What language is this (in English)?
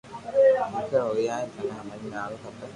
Loarki